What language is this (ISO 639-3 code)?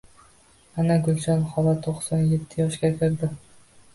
uzb